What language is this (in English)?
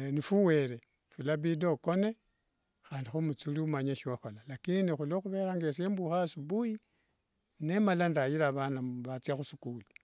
Wanga